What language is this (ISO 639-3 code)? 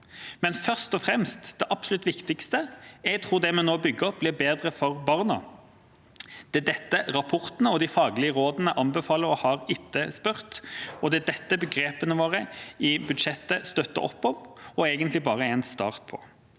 nor